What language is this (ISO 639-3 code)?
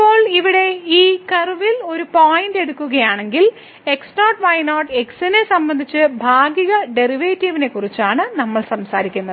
mal